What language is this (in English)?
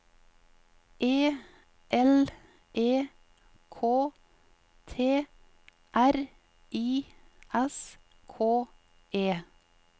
Norwegian